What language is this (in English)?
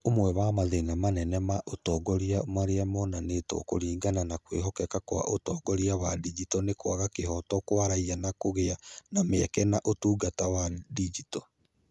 Kikuyu